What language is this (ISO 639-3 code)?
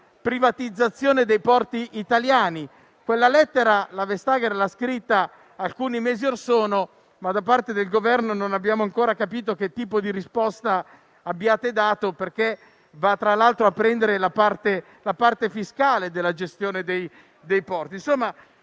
ita